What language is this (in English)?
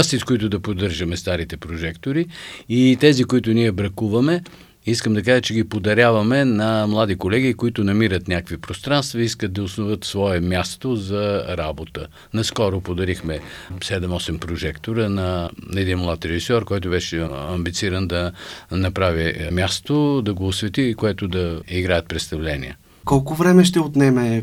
Bulgarian